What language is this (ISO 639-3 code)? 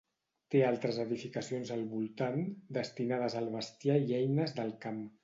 cat